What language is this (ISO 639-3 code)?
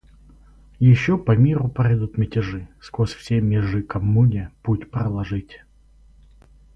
rus